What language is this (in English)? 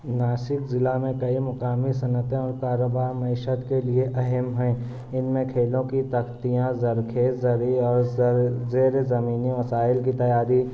Urdu